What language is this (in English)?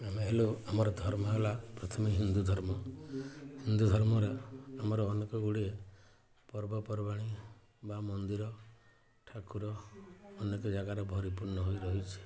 Odia